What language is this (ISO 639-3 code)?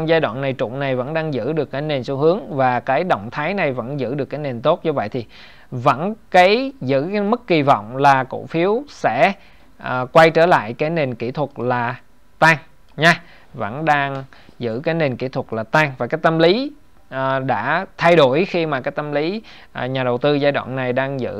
vie